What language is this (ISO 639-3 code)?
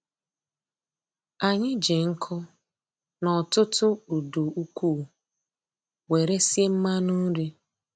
ibo